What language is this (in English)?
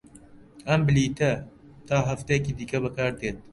Central Kurdish